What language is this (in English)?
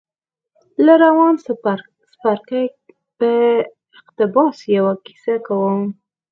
Pashto